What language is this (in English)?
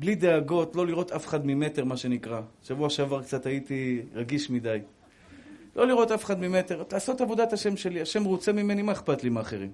Hebrew